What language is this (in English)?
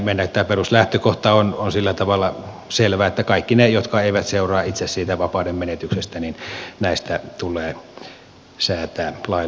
Finnish